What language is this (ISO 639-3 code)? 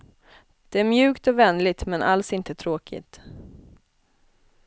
swe